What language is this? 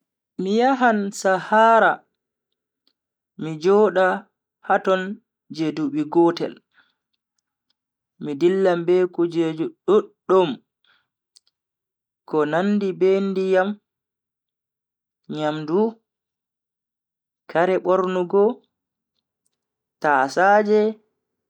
Bagirmi Fulfulde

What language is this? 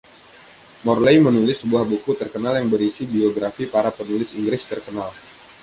Indonesian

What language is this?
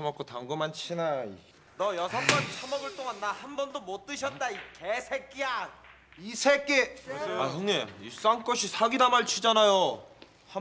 Korean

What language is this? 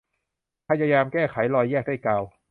Thai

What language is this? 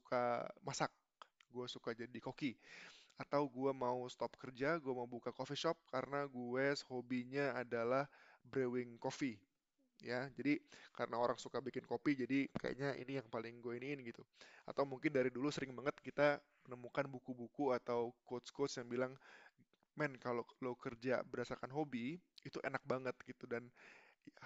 Indonesian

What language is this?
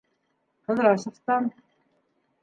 Bashkir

